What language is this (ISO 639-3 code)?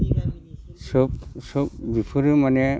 brx